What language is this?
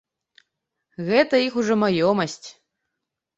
Belarusian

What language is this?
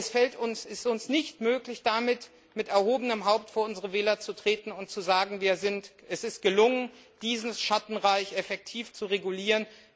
German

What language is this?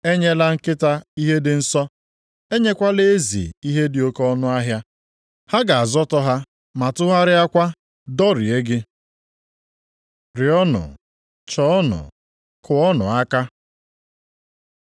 Igbo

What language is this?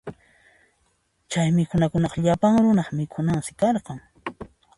Puno Quechua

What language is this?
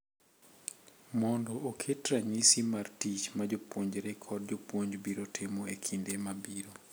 Luo (Kenya and Tanzania)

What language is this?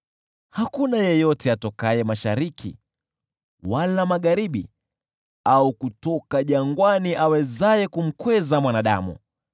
Swahili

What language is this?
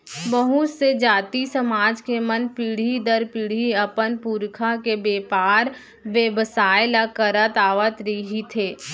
Chhattisgarhi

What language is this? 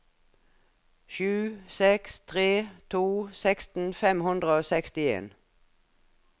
Norwegian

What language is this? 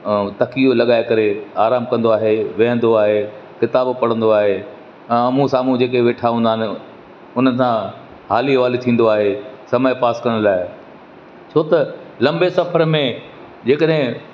Sindhi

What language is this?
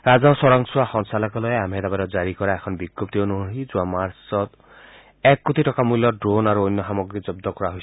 Assamese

